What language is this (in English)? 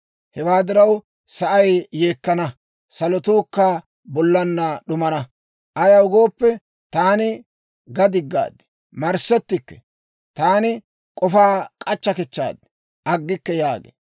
Dawro